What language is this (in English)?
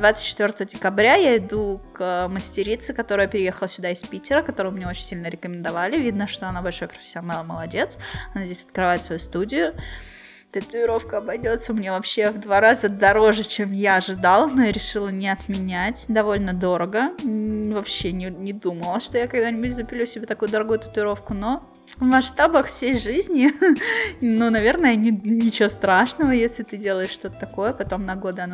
Russian